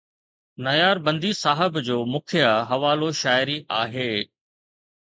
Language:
Sindhi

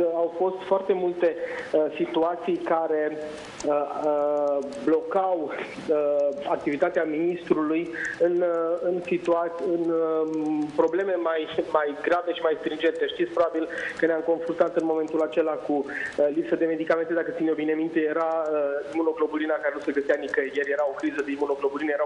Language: Romanian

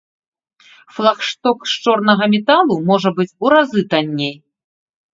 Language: Belarusian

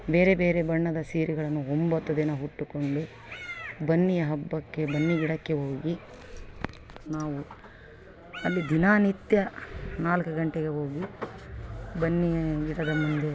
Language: Kannada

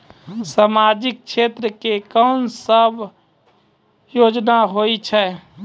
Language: Maithili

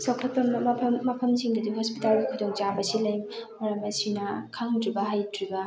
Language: Manipuri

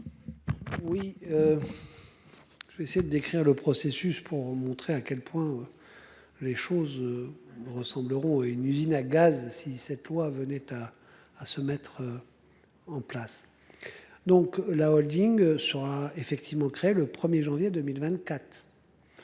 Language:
French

